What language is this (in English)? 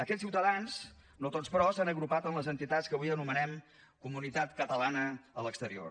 Catalan